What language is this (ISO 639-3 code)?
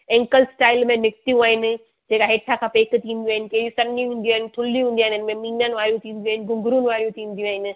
snd